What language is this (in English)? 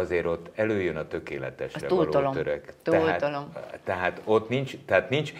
Hungarian